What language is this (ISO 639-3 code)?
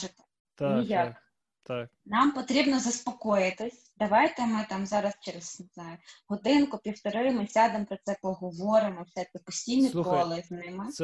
ukr